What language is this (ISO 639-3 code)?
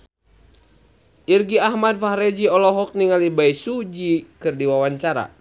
sun